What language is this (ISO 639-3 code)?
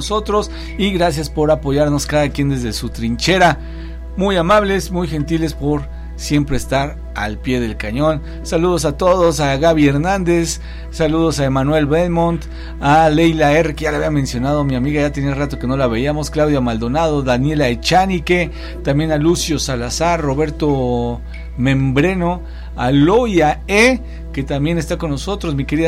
spa